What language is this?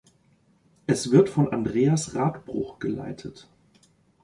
German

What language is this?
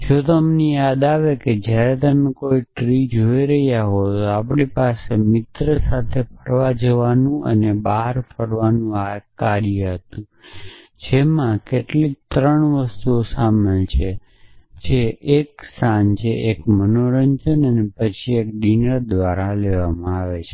Gujarati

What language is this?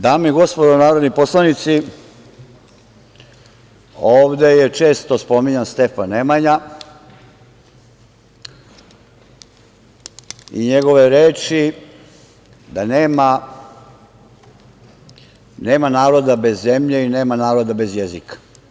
Serbian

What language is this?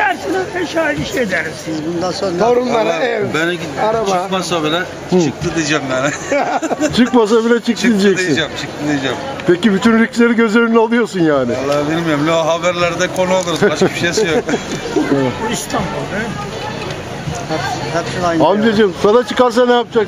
Turkish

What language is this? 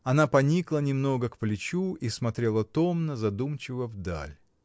Russian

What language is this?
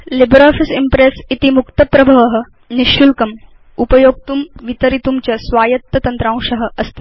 Sanskrit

